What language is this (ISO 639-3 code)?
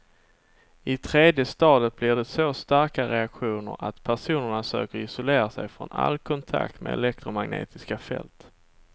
swe